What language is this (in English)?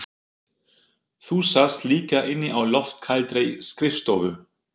Icelandic